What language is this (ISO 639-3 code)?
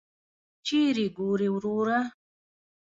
pus